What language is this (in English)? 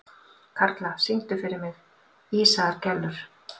Icelandic